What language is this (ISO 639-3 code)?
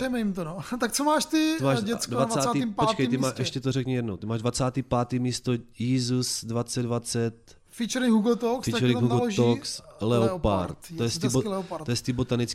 ces